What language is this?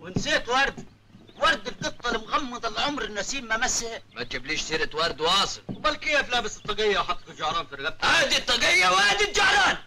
Arabic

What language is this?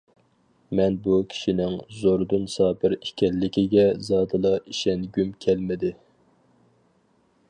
Uyghur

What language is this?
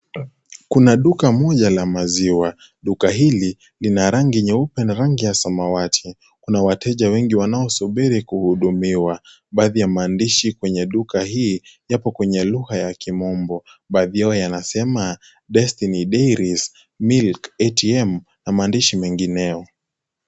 Swahili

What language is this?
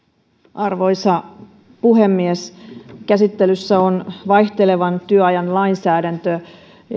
Finnish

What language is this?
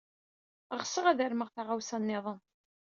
Kabyle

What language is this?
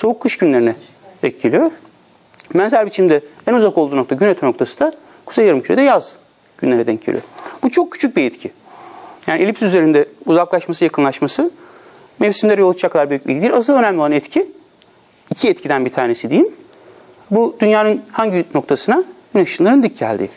Turkish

